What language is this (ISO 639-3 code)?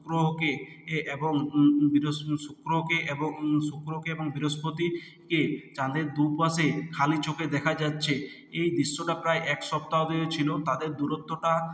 ben